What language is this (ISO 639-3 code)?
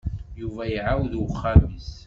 kab